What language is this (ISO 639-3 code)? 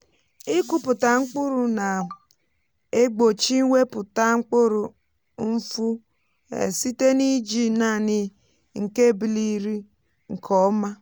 ibo